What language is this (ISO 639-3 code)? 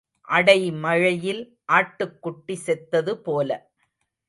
tam